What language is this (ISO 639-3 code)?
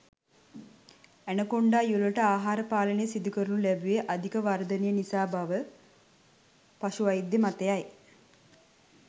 sin